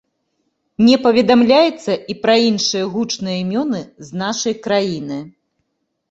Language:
Belarusian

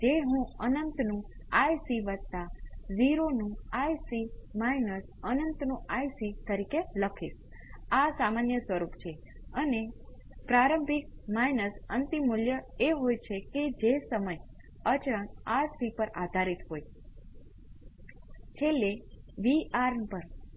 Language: Gujarati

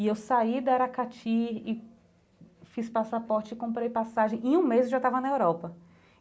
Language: Portuguese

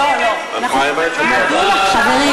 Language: Hebrew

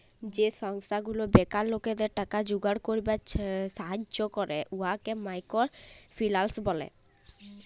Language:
Bangla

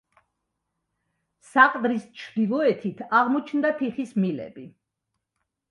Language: Georgian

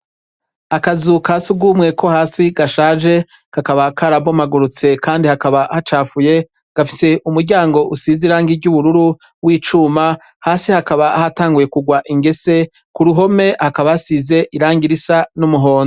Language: Rundi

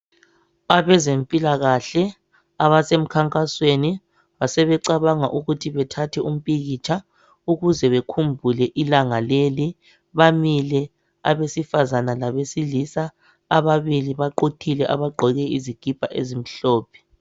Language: North Ndebele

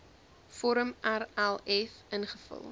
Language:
Afrikaans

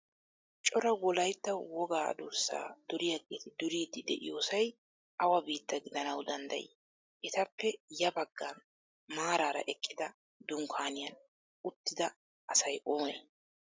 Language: Wolaytta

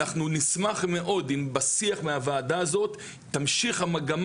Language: Hebrew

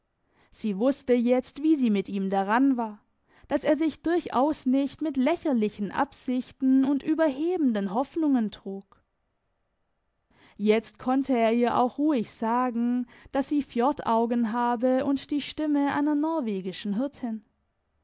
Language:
German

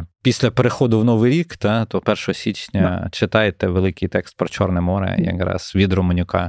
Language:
Ukrainian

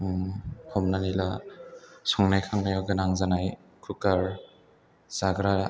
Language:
Bodo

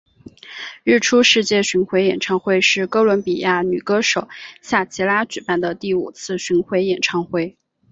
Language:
Chinese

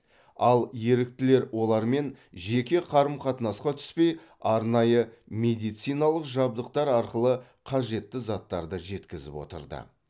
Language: Kazakh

